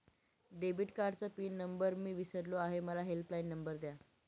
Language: Marathi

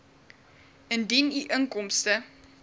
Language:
Afrikaans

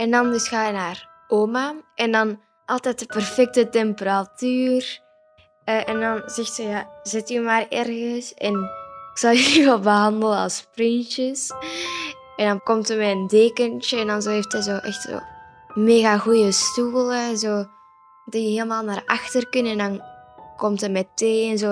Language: Dutch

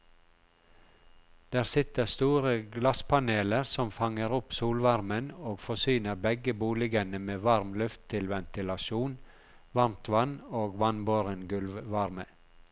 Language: Norwegian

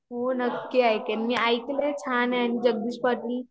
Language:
Marathi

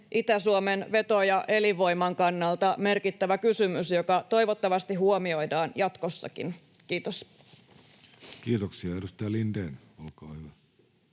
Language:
Finnish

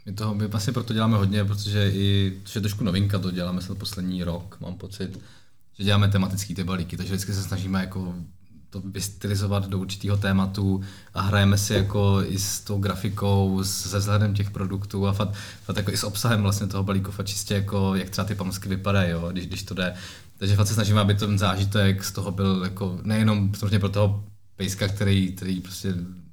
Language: Czech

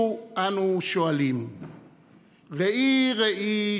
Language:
Hebrew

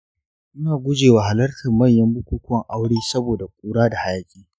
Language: Hausa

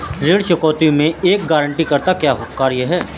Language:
Hindi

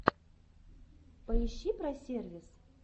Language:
Russian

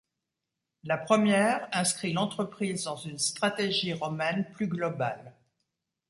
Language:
French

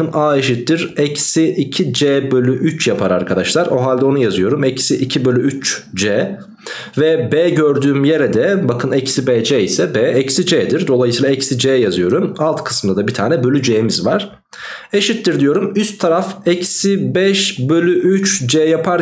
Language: Turkish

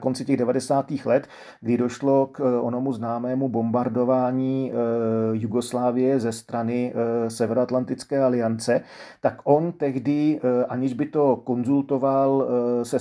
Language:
Czech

